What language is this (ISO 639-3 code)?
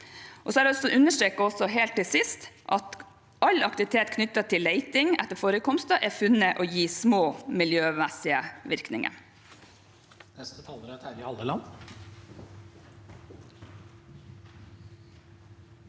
nor